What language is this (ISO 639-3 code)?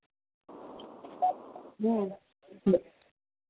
hin